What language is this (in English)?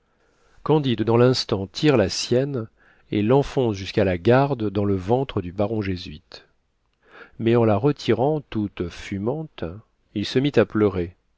French